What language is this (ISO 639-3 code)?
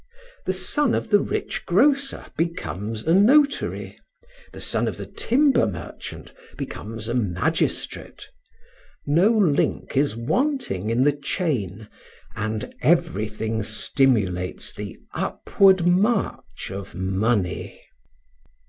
eng